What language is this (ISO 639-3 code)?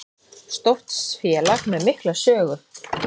isl